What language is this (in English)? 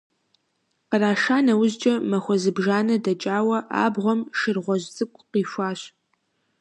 Kabardian